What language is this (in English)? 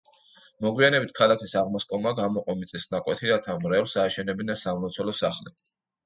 Georgian